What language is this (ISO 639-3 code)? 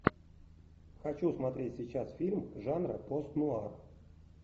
rus